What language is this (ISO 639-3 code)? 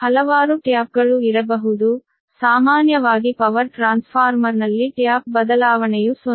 kan